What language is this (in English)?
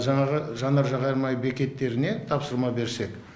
Kazakh